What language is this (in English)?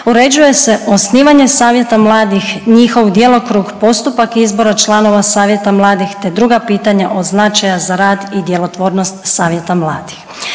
Croatian